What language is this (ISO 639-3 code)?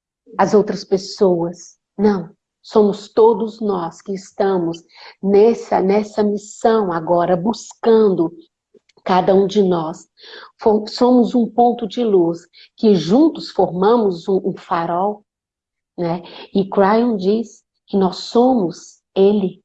por